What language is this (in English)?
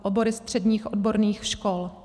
Czech